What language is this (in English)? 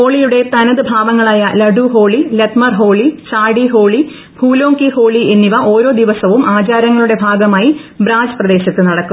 Malayalam